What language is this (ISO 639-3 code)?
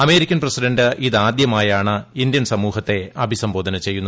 mal